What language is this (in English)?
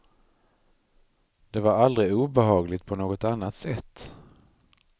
Swedish